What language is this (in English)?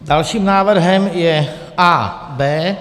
Czech